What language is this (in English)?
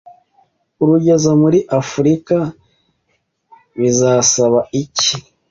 Kinyarwanda